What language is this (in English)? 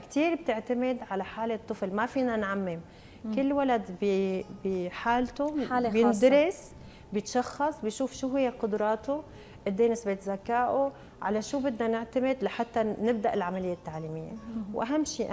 Arabic